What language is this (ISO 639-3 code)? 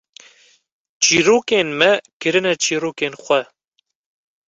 kur